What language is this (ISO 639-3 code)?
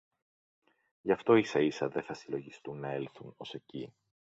ell